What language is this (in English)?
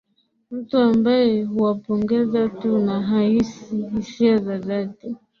Swahili